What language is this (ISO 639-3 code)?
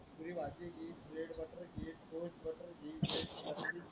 mar